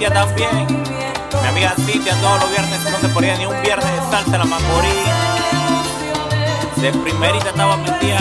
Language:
Spanish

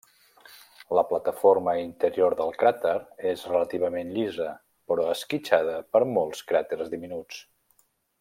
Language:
Catalan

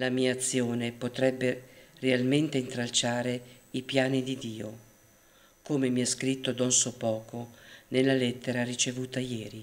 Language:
Italian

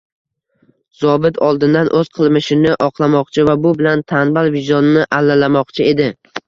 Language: Uzbek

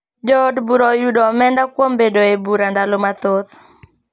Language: Luo (Kenya and Tanzania)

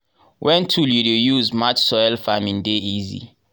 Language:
Nigerian Pidgin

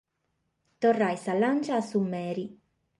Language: Sardinian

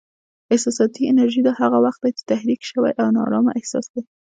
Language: Pashto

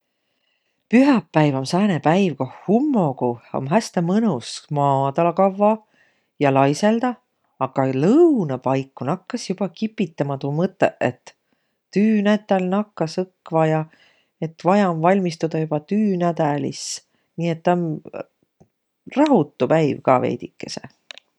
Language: Võro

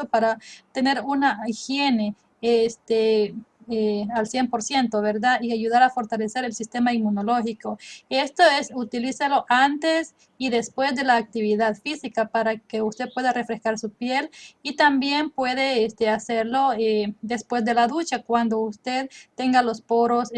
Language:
Spanish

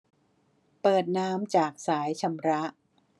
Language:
Thai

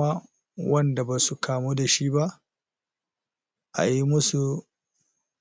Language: Hausa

